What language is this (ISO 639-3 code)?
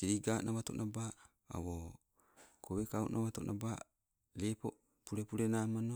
nco